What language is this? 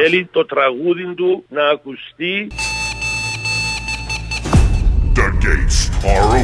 Greek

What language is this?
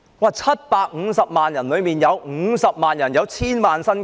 Cantonese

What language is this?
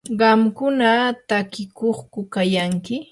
Yanahuanca Pasco Quechua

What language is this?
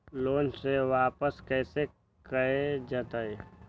Magahi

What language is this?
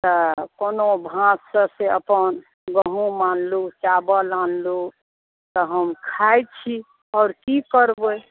Maithili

